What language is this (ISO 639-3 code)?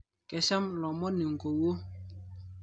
mas